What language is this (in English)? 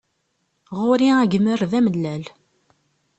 Kabyle